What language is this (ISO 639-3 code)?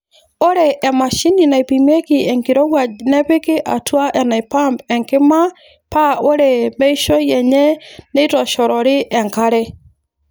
mas